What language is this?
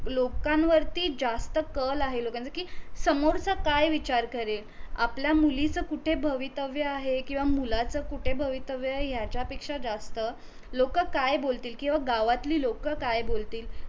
Marathi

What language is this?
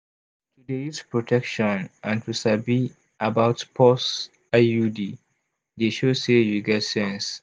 Nigerian Pidgin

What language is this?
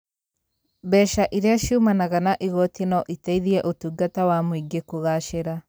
Kikuyu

